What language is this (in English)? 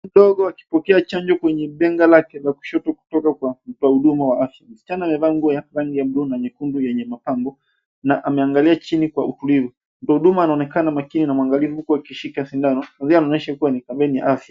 Swahili